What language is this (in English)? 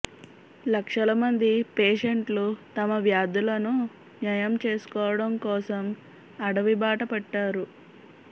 Telugu